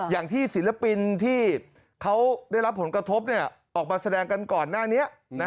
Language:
Thai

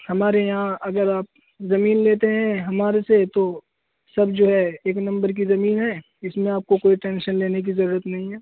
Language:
Urdu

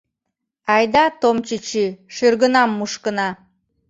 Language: Mari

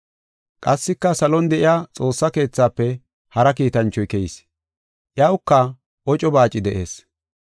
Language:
Gofa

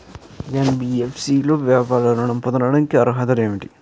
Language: Telugu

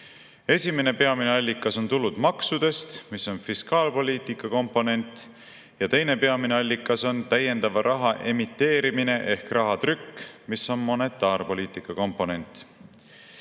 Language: Estonian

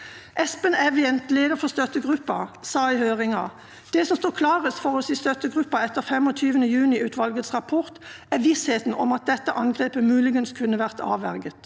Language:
Norwegian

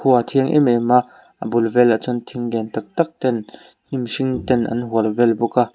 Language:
Mizo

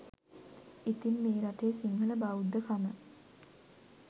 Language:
Sinhala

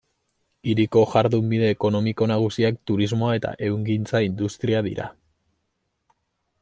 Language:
Basque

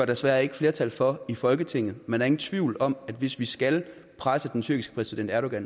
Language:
Danish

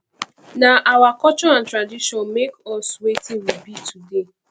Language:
Nigerian Pidgin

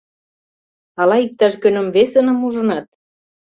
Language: Mari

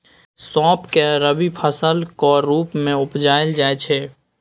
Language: Maithili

